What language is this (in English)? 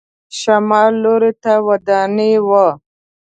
Pashto